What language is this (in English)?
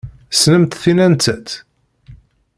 Kabyle